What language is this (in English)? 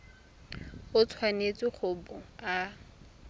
Tswana